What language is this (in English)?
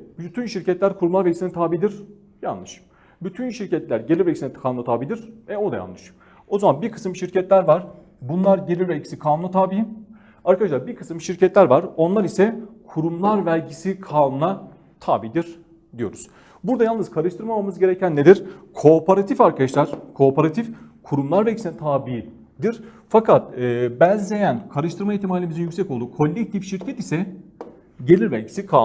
Turkish